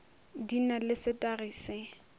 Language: Northern Sotho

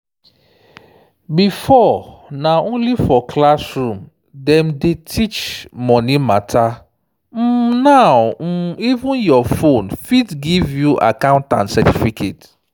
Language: Nigerian Pidgin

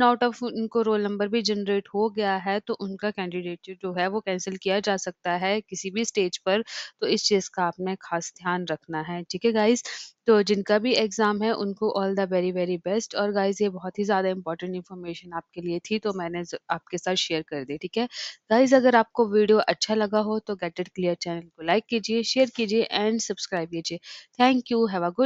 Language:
Hindi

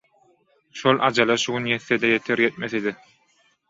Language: Turkmen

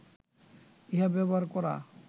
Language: Bangla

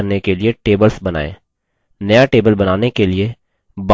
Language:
Hindi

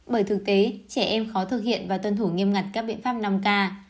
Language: Vietnamese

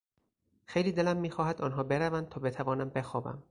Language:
Persian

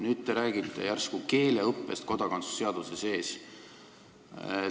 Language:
Estonian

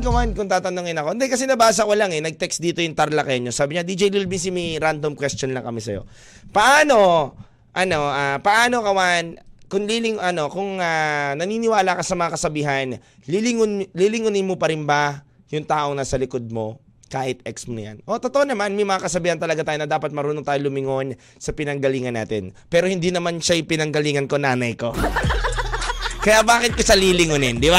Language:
Filipino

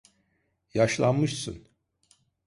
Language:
Turkish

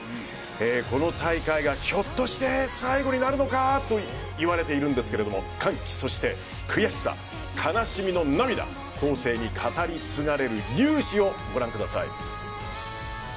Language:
Japanese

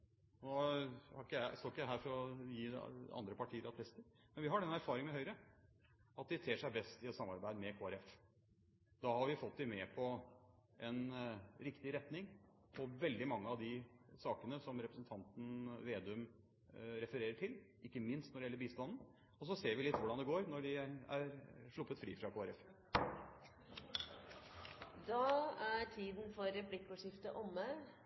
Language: Norwegian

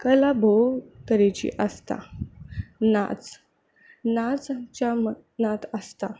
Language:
Konkani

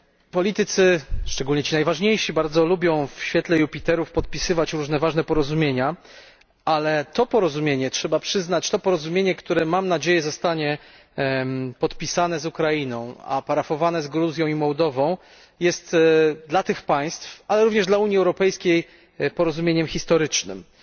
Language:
Polish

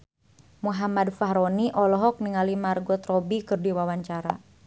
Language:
Sundanese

